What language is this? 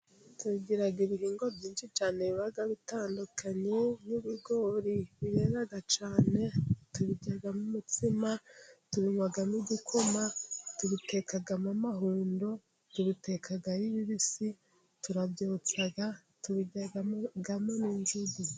Kinyarwanda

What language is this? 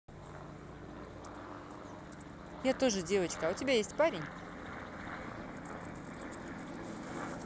Russian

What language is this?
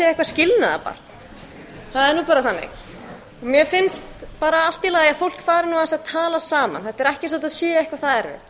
Icelandic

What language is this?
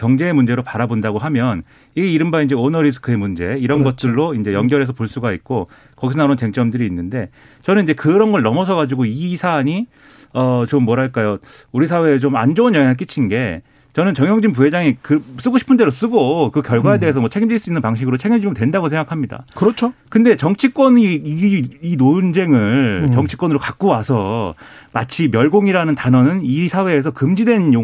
Korean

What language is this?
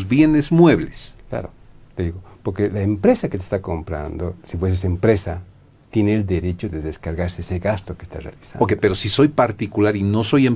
Spanish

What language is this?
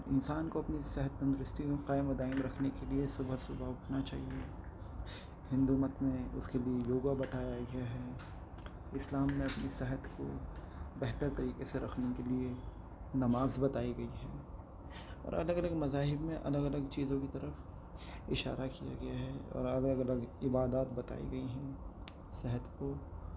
Urdu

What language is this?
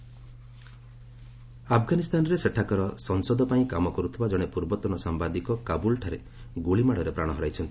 Odia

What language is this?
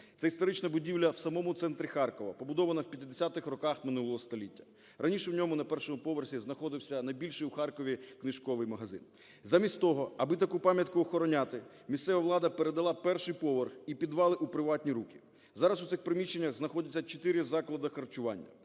Ukrainian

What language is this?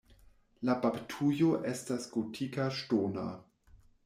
Esperanto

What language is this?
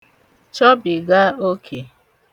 Igbo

